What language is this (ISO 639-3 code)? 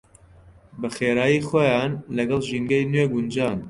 ckb